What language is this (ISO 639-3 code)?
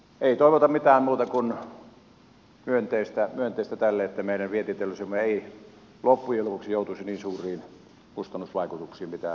fin